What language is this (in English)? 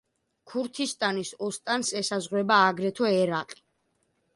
Georgian